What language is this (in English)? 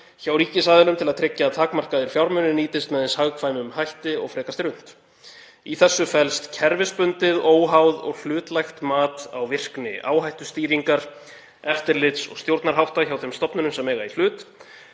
Icelandic